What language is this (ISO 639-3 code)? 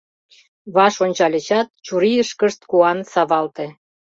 chm